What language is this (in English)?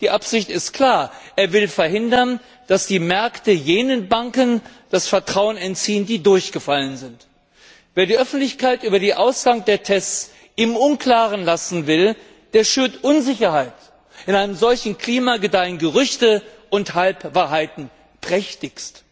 German